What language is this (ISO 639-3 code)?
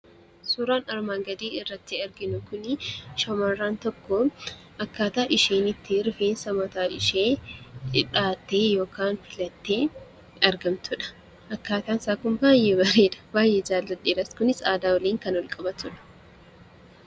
orm